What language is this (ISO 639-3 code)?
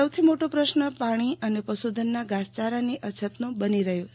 guj